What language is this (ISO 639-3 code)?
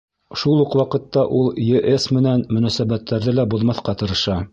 bak